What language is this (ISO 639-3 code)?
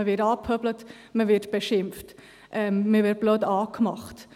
gsw